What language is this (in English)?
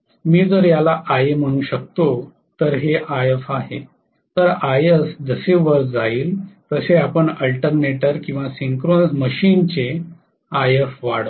Marathi